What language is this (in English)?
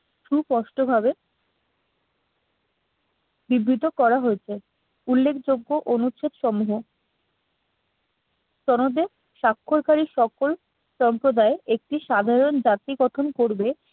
Bangla